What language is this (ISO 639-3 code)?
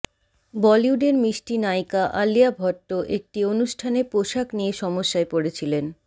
ben